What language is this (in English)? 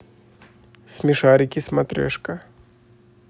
Russian